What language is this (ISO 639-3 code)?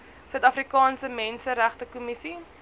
afr